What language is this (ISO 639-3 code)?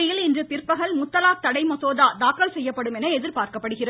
tam